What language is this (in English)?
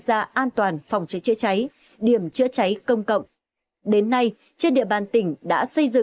Vietnamese